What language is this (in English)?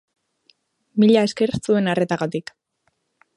Basque